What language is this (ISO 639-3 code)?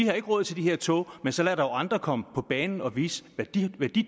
dan